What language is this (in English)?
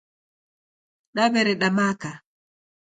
Taita